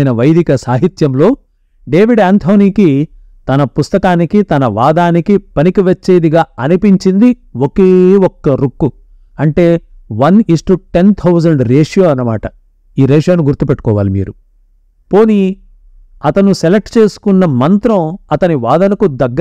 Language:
Telugu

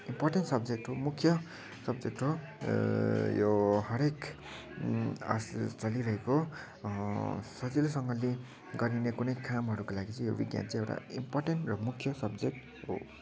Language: Nepali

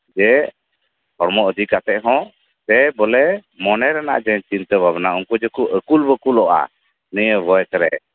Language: Santali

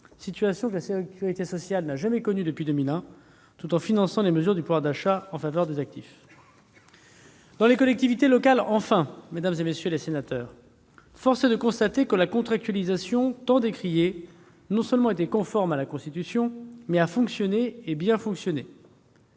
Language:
French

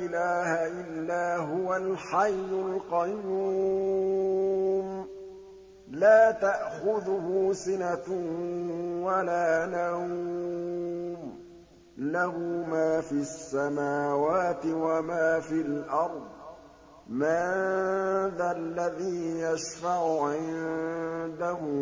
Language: Arabic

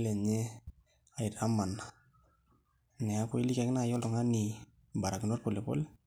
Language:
Masai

